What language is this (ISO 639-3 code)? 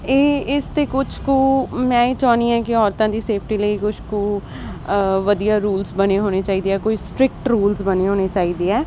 pan